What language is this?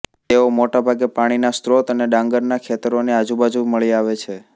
Gujarati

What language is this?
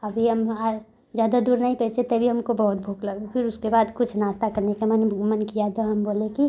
Hindi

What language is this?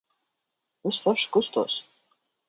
Latvian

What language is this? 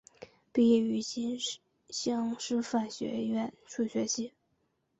Chinese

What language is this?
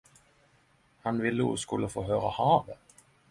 Norwegian Nynorsk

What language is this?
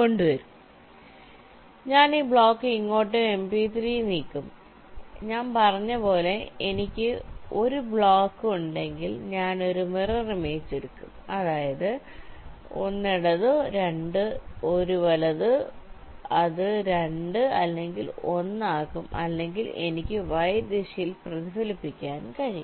Malayalam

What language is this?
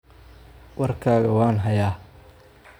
Somali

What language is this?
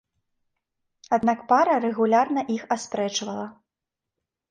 Belarusian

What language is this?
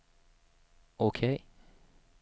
Swedish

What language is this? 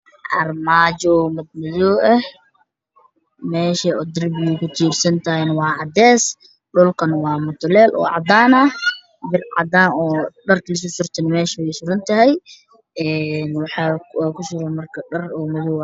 Somali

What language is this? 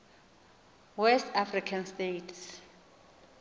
Xhosa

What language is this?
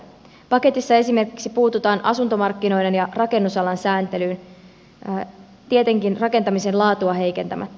Finnish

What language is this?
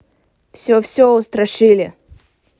Russian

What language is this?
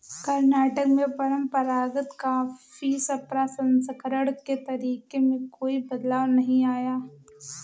Hindi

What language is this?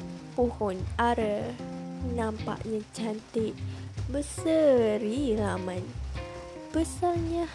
Malay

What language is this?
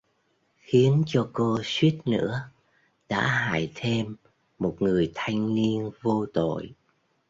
Vietnamese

